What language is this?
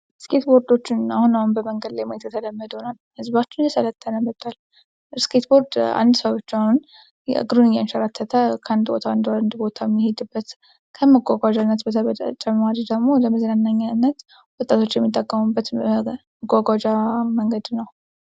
Amharic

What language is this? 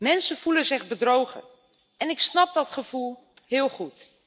Dutch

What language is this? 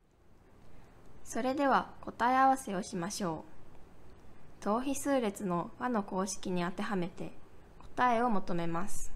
Japanese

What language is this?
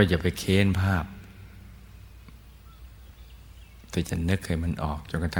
Thai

